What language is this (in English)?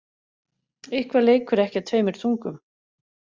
Icelandic